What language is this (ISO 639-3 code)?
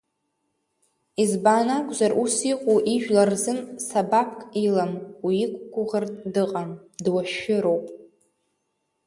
abk